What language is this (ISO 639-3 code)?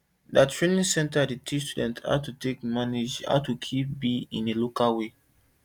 pcm